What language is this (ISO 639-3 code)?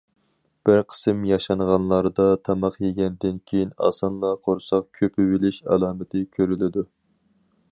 uig